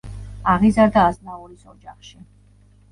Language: Georgian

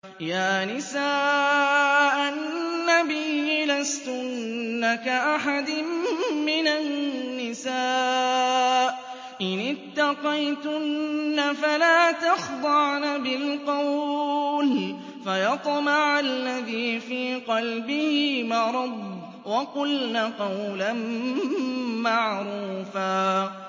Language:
Arabic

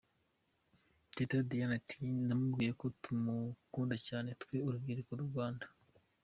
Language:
Kinyarwanda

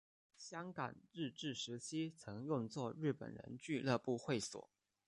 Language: Chinese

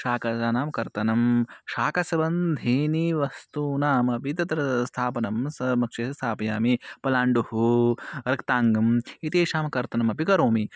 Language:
Sanskrit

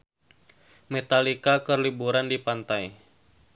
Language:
Sundanese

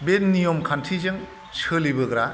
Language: Bodo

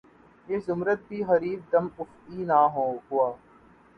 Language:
Urdu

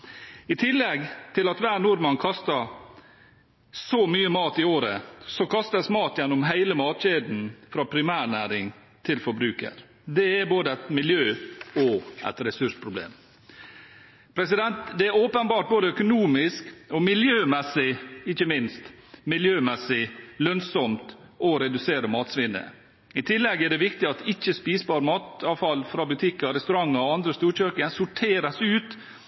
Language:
Norwegian Bokmål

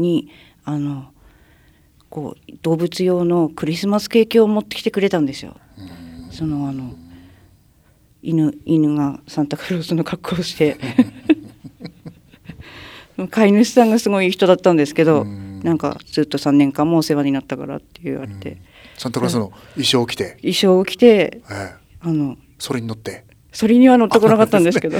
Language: Japanese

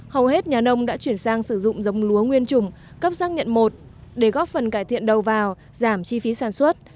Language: Vietnamese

